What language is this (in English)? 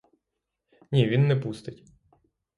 Ukrainian